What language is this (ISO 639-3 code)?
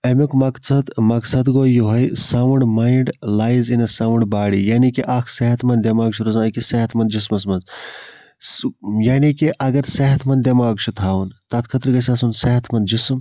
kas